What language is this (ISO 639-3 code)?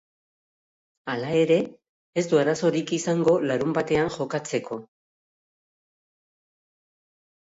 eus